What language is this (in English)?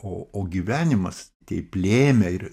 Lithuanian